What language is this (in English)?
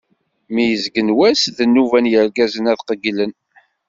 Kabyle